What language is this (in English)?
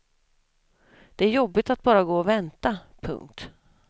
Swedish